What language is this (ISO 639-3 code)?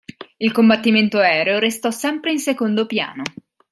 ita